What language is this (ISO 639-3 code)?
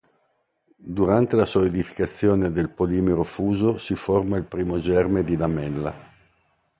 ita